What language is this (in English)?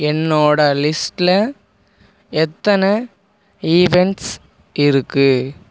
Tamil